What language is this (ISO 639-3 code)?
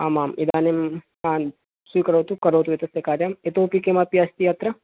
san